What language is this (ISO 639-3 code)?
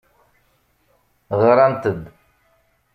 kab